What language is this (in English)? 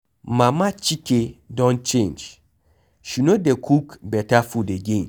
Nigerian Pidgin